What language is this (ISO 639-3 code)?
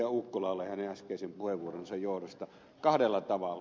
fin